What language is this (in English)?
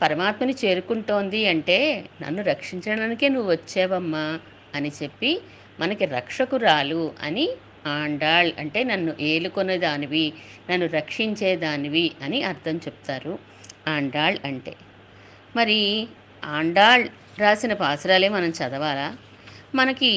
Telugu